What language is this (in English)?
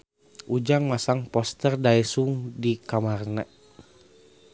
Sundanese